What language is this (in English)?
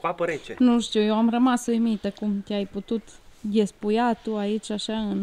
Romanian